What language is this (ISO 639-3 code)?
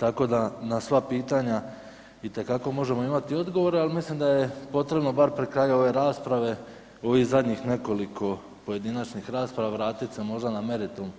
hrv